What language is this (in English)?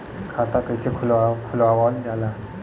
Bhojpuri